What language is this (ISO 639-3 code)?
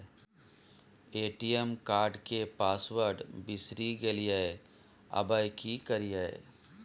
mai